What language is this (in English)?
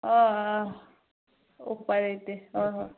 Manipuri